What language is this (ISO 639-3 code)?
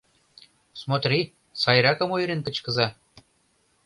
chm